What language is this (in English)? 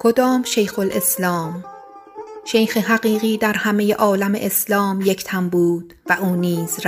Persian